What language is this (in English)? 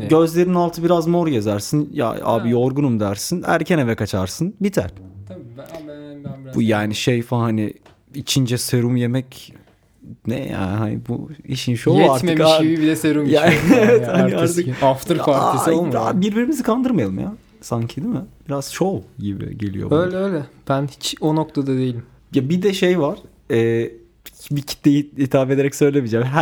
Turkish